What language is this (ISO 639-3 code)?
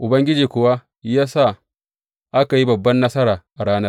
hau